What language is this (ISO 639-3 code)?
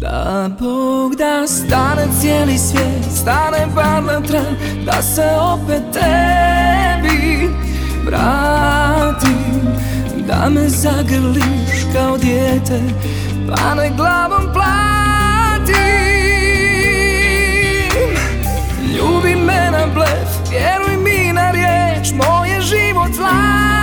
hrv